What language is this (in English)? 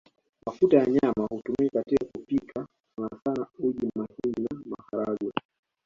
Swahili